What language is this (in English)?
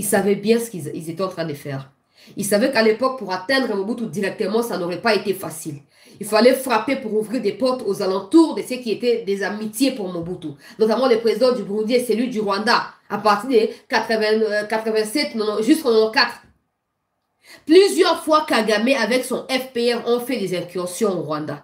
French